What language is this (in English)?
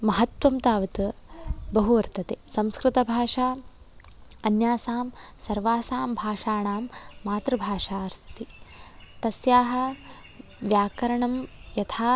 Sanskrit